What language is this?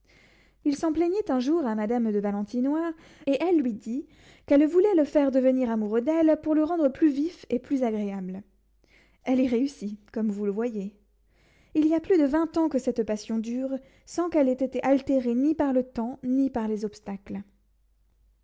French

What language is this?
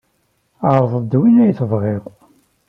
Kabyle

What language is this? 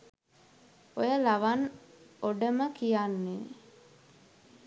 Sinhala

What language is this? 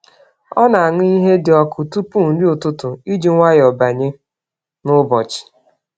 Igbo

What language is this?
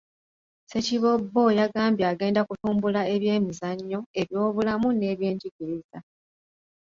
Ganda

